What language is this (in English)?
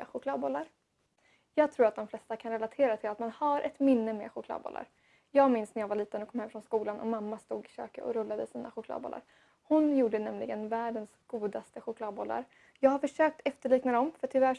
Swedish